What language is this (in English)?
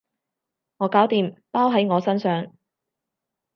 Cantonese